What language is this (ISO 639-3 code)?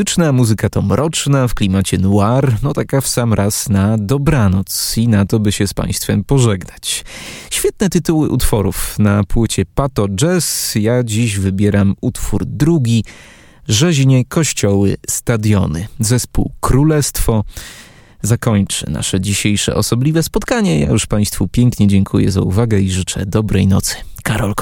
pol